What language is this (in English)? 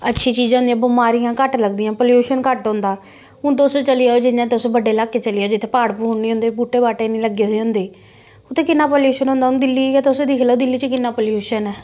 Dogri